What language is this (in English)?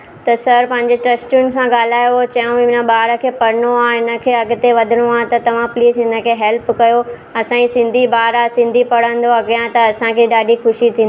Sindhi